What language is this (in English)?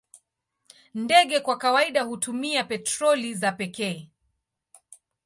Swahili